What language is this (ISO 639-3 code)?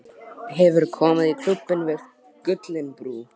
isl